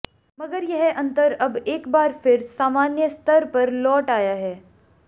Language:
Hindi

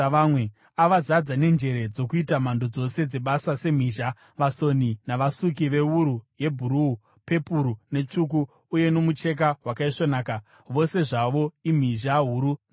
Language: Shona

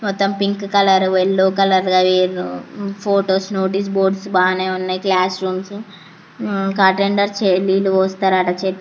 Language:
Telugu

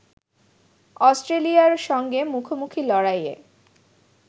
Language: Bangla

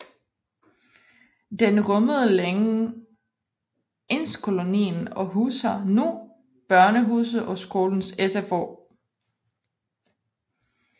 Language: Danish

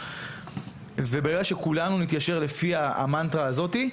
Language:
Hebrew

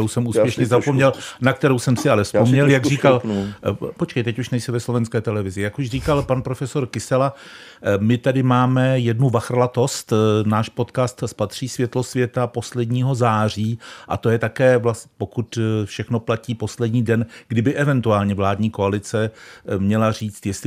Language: Czech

